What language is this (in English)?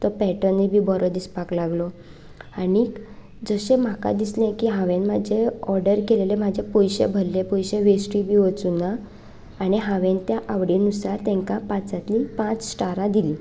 Konkani